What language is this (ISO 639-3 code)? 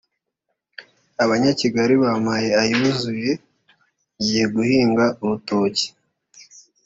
kin